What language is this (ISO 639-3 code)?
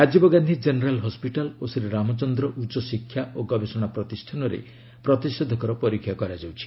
ori